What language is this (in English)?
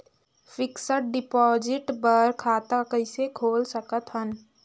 Chhattisgarhi